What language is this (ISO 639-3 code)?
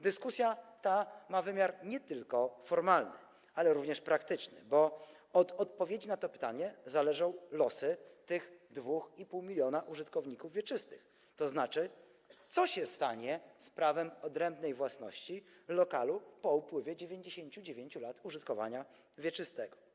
pol